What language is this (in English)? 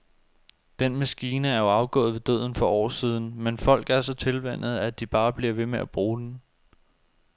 Danish